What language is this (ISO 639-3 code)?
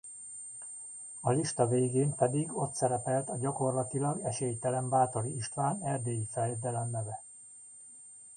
hun